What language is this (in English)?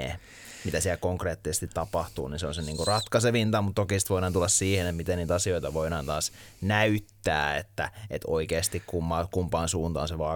Finnish